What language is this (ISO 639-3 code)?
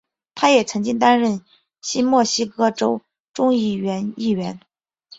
zho